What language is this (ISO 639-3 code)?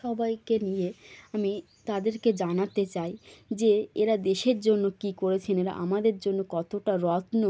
ben